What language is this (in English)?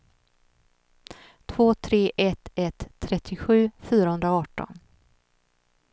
Swedish